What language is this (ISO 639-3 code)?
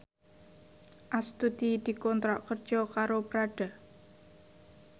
jav